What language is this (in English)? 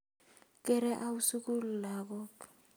Kalenjin